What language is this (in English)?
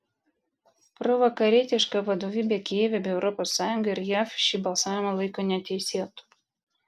Lithuanian